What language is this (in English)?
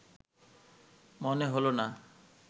Bangla